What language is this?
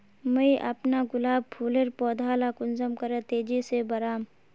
Magahi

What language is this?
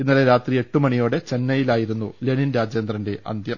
Malayalam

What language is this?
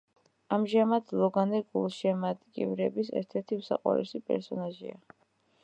Georgian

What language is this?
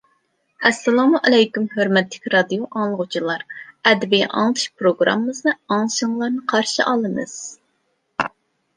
Uyghur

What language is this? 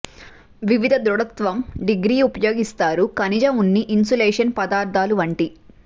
Telugu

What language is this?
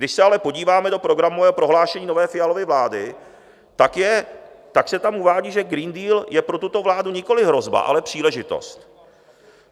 Czech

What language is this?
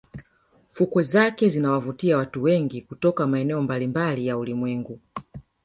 Swahili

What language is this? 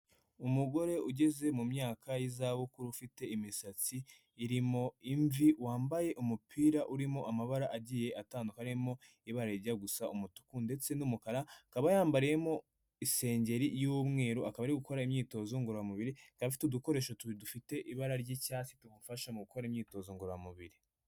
Kinyarwanda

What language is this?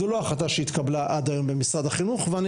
Hebrew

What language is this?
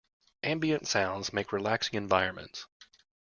English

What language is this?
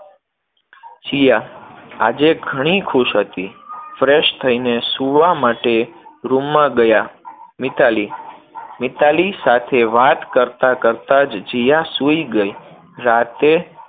Gujarati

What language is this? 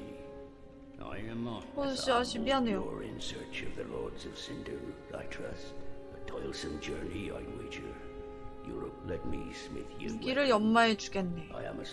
Korean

